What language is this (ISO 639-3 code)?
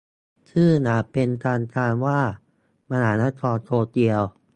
tha